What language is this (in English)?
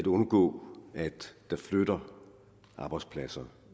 Danish